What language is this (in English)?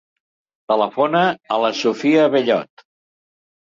Catalan